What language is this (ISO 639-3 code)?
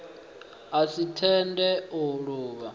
ven